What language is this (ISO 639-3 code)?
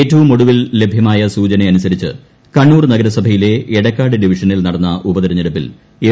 mal